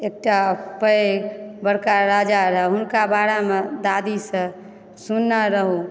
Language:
Maithili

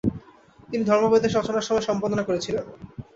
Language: Bangla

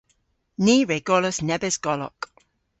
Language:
Cornish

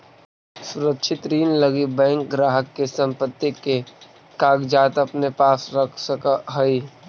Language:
Magahi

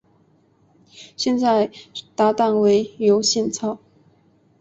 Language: Chinese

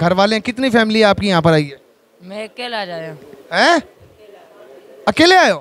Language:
Hindi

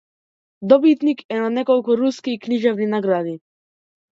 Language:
Macedonian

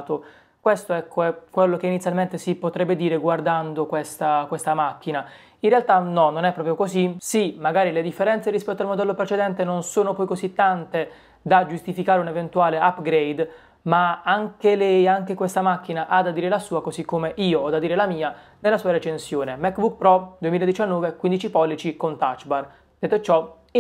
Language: Italian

